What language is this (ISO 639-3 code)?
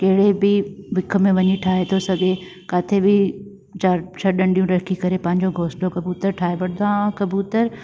snd